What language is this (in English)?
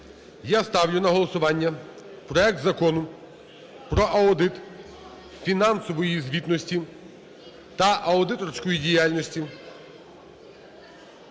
Ukrainian